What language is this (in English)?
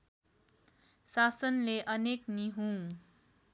Nepali